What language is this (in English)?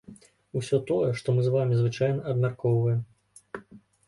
Belarusian